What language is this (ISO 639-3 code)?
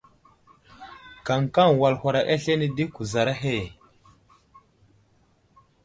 udl